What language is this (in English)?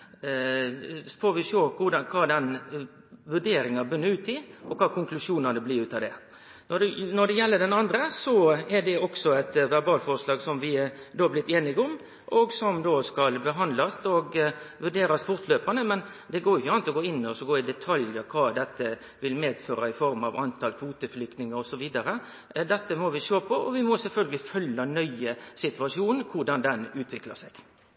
Norwegian Nynorsk